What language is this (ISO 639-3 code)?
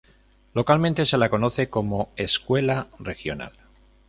spa